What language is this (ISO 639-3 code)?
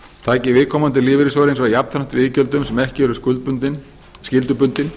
isl